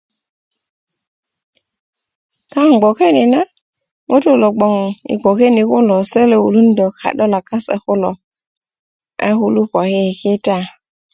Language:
Kuku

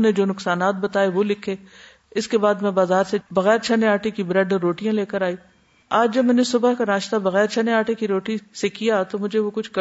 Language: Urdu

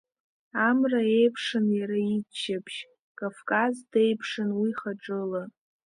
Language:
Abkhazian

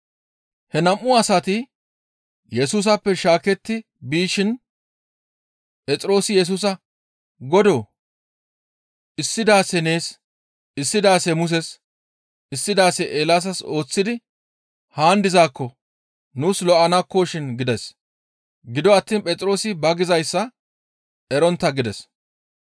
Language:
Gamo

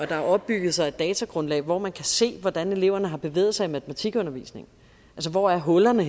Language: Danish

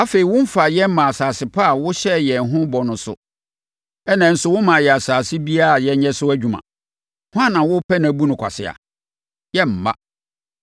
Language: Akan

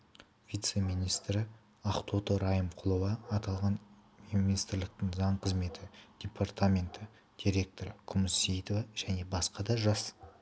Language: Kazakh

